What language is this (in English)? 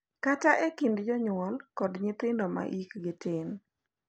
Luo (Kenya and Tanzania)